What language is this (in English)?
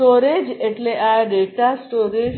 Gujarati